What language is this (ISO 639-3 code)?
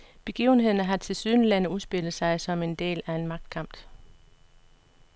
dan